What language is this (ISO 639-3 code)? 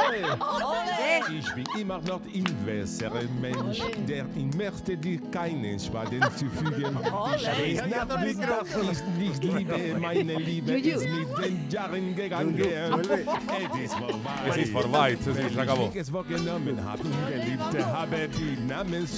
spa